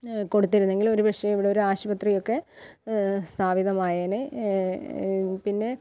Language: Malayalam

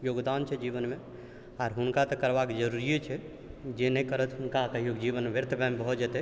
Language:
Maithili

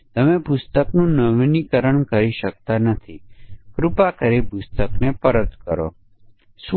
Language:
Gujarati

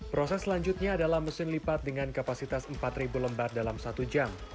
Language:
Indonesian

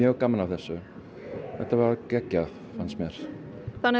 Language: Icelandic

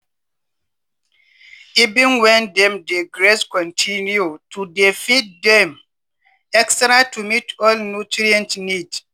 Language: Nigerian Pidgin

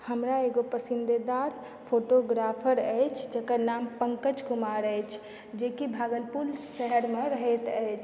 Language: Maithili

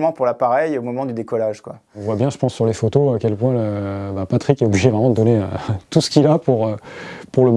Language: French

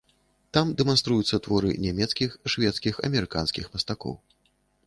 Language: Belarusian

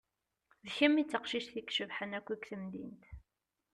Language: Kabyle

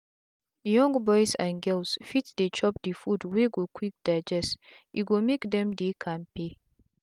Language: Nigerian Pidgin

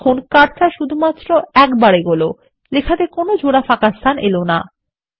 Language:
Bangla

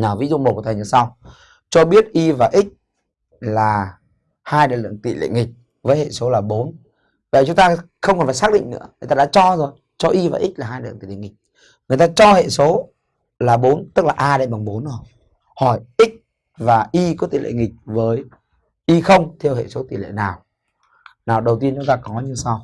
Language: Vietnamese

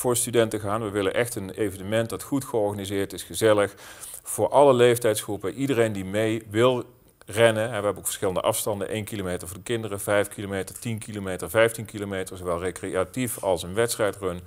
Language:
Dutch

